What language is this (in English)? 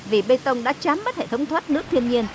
Vietnamese